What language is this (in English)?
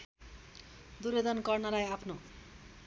Nepali